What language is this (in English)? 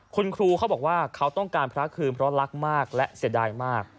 Thai